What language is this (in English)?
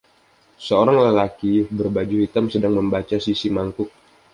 Indonesian